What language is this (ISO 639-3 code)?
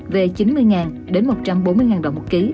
vie